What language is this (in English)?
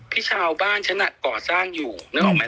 Thai